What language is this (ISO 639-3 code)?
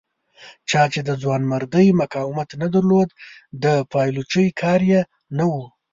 pus